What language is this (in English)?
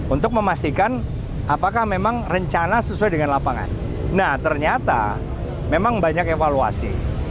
Indonesian